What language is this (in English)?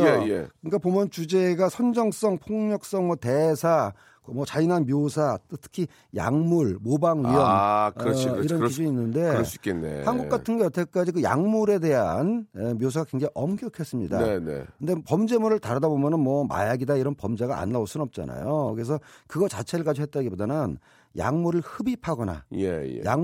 Korean